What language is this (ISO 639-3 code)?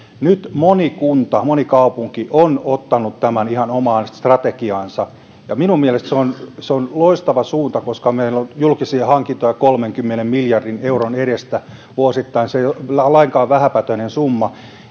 fin